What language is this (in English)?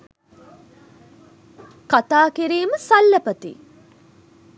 Sinhala